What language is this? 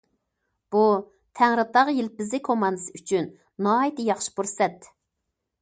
Uyghur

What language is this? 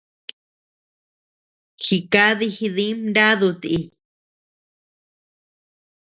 Tepeuxila Cuicatec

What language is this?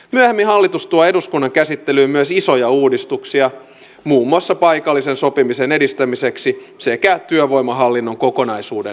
Finnish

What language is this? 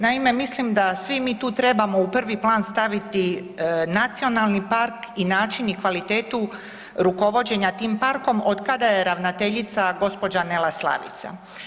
Croatian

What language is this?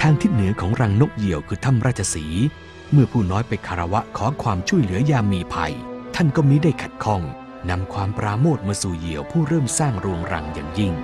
Thai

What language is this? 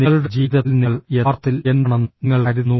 Malayalam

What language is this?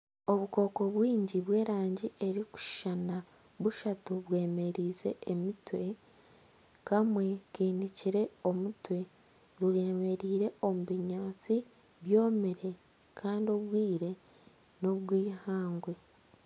Nyankole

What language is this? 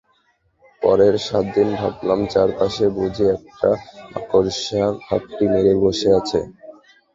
Bangla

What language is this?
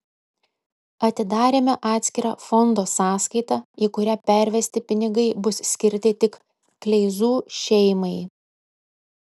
Lithuanian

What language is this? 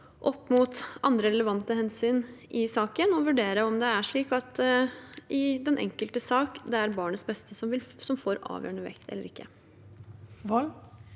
Norwegian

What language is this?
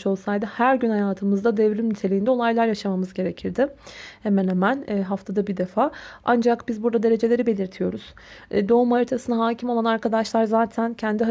Turkish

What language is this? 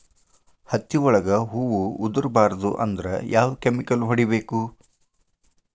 Kannada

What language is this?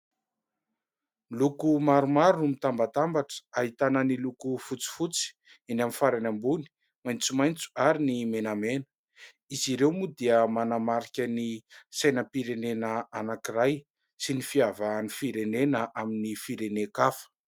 Malagasy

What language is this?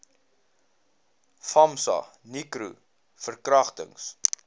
Afrikaans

